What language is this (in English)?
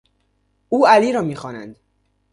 Persian